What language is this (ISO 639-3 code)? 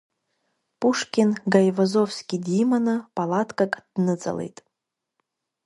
abk